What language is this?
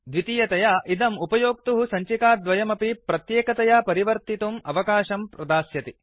Sanskrit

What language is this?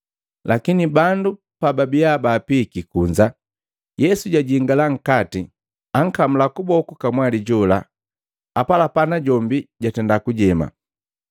Matengo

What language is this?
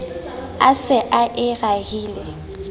Southern Sotho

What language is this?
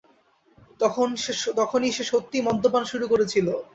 Bangla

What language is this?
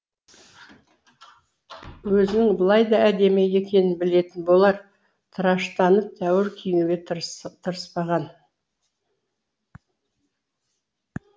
Kazakh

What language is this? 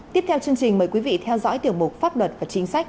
Vietnamese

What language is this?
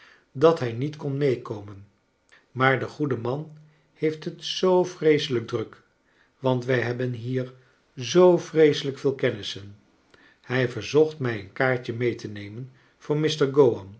Dutch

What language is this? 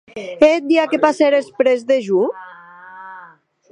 Occitan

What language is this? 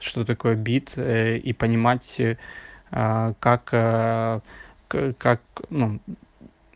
Russian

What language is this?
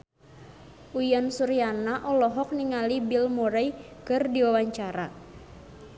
Sundanese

